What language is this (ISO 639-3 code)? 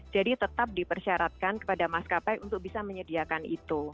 ind